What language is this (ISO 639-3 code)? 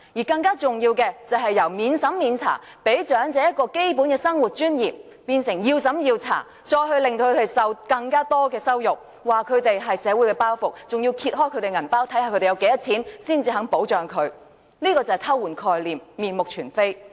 yue